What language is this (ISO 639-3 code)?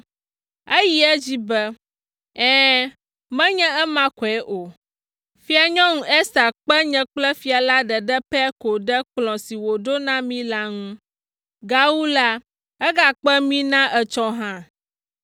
ewe